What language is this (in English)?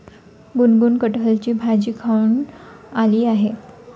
Marathi